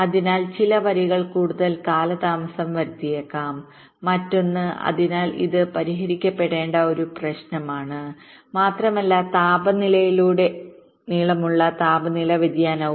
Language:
Malayalam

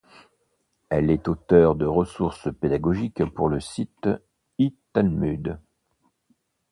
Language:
French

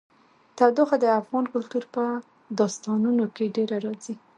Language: Pashto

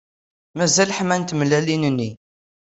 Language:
Kabyle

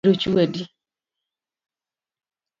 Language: Luo (Kenya and Tanzania)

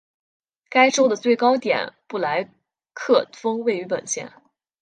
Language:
Chinese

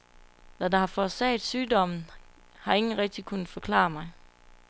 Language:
Danish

